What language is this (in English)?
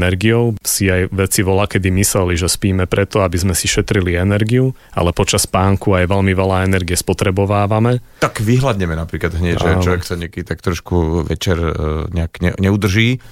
Slovak